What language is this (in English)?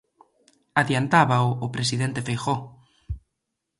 Galician